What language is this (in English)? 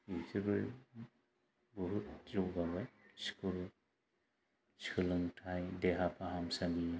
Bodo